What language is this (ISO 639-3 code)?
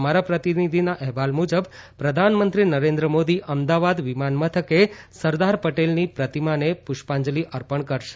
guj